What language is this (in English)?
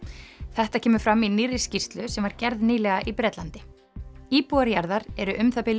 Icelandic